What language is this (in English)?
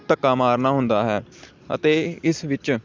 Punjabi